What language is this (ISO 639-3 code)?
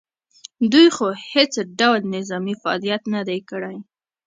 pus